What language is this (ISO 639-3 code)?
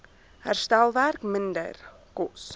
afr